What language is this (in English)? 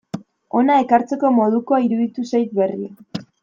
Basque